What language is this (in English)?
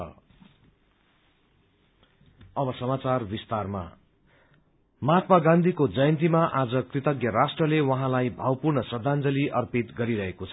Nepali